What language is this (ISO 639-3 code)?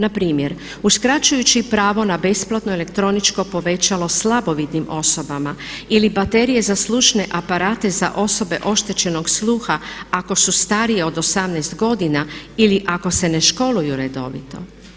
hrv